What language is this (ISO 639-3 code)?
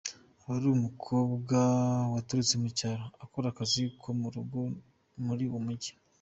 kin